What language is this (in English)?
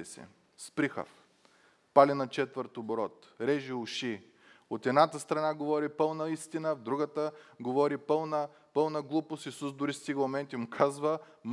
Bulgarian